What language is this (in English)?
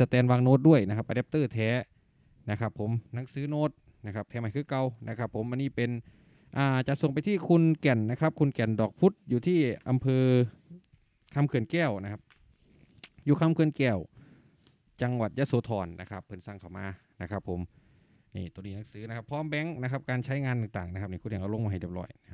Thai